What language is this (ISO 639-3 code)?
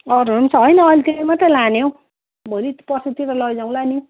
nep